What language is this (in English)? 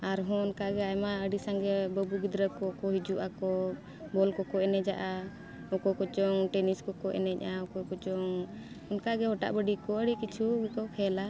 Santali